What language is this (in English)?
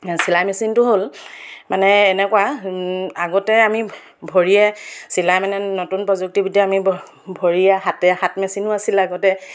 Assamese